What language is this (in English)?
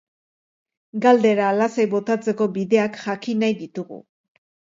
Basque